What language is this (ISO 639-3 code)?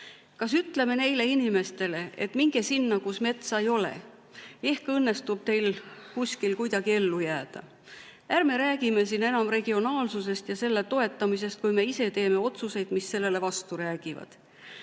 est